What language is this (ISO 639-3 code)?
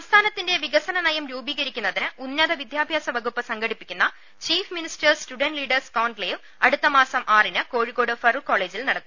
mal